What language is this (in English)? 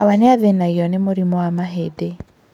Kikuyu